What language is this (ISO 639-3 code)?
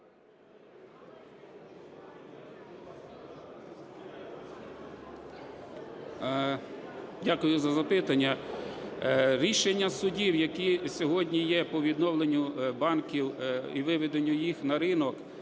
ukr